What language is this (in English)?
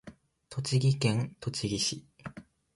Japanese